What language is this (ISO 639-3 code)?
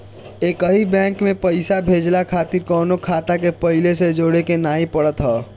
bho